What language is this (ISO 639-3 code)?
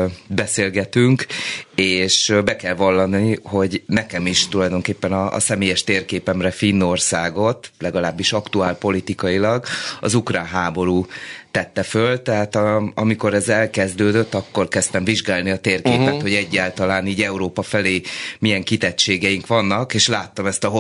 hun